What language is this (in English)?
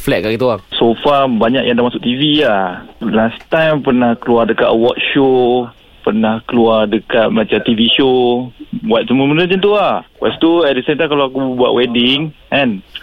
Malay